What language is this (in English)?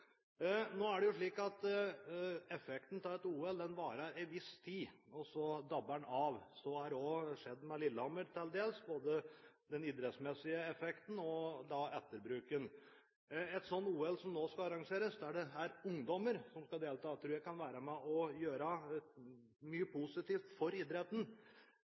Norwegian Bokmål